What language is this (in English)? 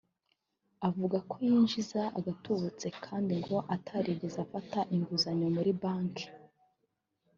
Kinyarwanda